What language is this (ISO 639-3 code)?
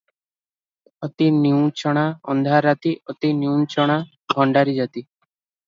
ori